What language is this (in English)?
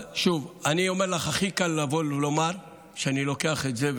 Hebrew